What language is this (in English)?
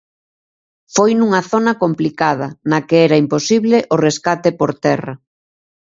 Galician